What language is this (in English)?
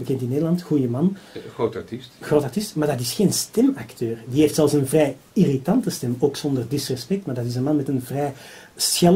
Dutch